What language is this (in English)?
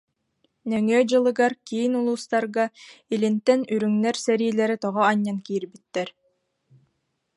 Yakut